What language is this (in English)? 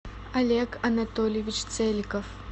Russian